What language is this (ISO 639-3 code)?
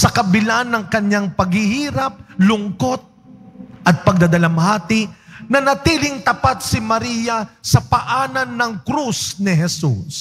fil